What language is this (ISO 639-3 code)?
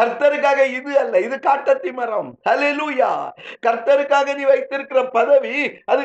tam